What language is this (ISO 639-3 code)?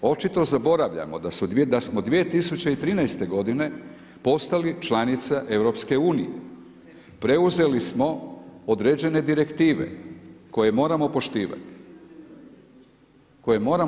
hrv